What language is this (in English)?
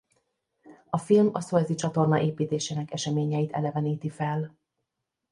Hungarian